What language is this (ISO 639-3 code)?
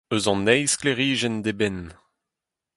bre